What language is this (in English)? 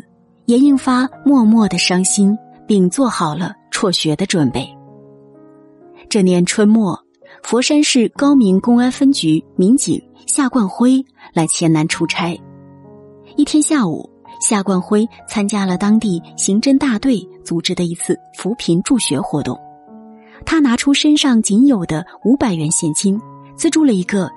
Chinese